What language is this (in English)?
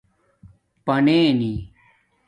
Domaaki